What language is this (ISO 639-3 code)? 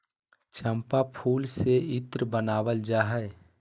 mag